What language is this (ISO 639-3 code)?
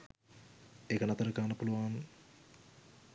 sin